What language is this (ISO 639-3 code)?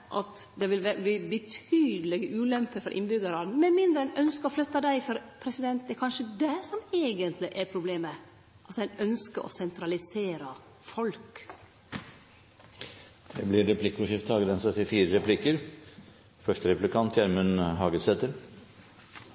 nor